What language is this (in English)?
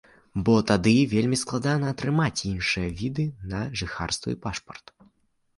Belarusian